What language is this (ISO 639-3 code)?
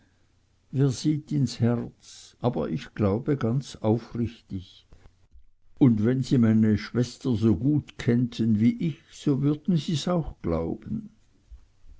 deu